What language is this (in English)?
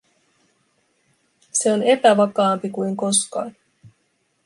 Finnish